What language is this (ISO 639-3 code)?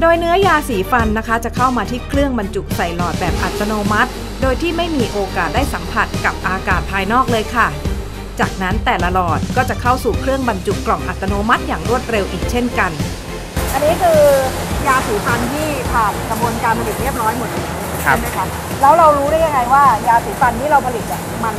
tha